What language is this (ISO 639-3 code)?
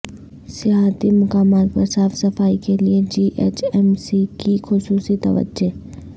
urd